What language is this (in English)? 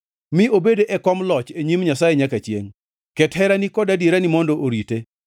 Luo (Kenya and Tanzania)